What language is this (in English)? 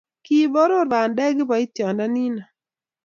Kalenjin